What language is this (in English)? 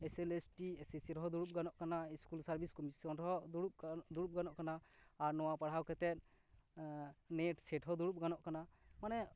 Santali